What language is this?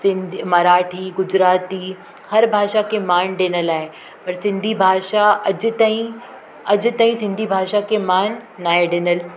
Sindhi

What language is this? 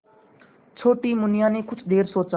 Hindi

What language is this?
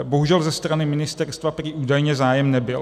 Czech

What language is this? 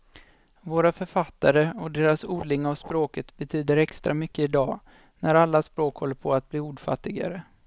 Swedish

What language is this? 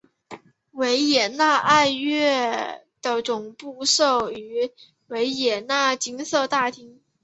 Chinese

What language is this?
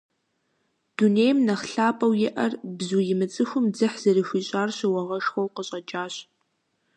Kabardian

